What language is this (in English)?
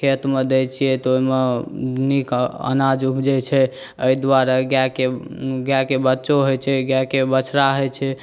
Maithili